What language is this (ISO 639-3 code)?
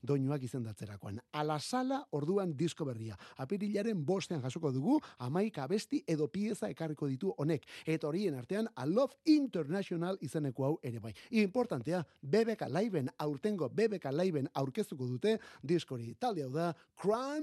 spa